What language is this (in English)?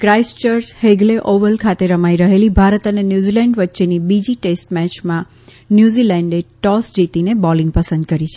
Gujarati